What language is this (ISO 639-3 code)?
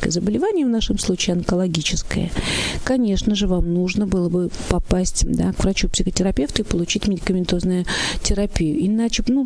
rus